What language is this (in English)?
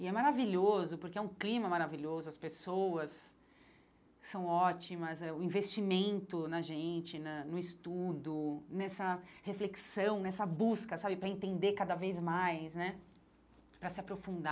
Portuguese